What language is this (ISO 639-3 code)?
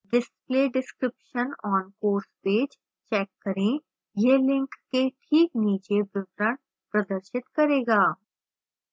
hin